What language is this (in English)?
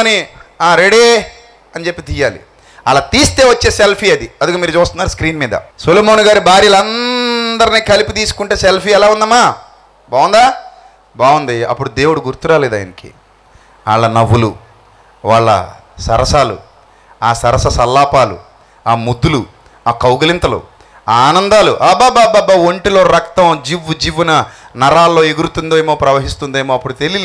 Telugu